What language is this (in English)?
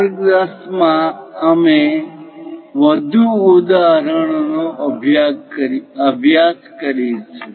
Gujarati